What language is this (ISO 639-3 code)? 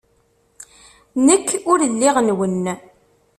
kab